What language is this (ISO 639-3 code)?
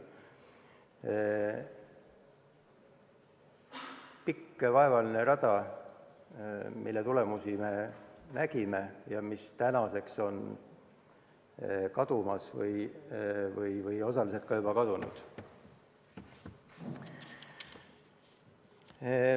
est